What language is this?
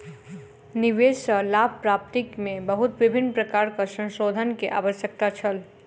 Maithili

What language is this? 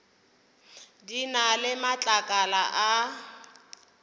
Northern Sotho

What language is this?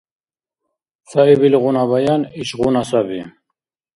Dargwa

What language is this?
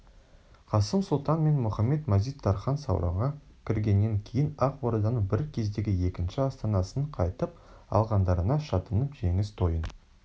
Kazakh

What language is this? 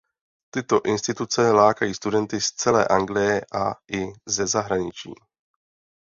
Czech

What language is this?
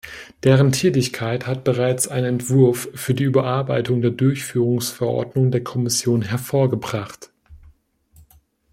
German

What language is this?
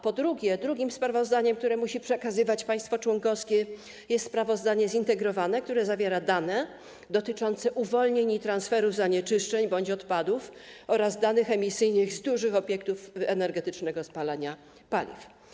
Polish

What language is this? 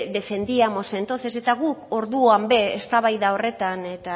Basque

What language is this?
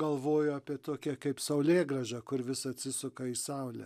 Lithuanian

